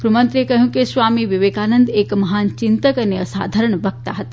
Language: Gujarati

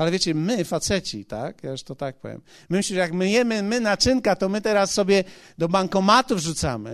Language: Polish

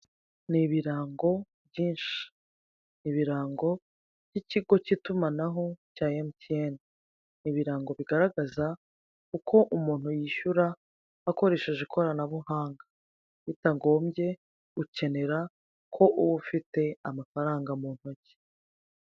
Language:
Kinyarwanda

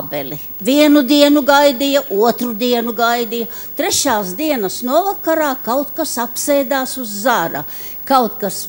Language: Latvian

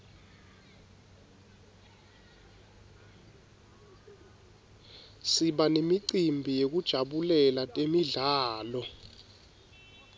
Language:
Swati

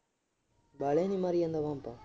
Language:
Punjabi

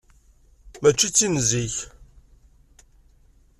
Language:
Kabyle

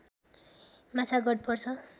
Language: Nepali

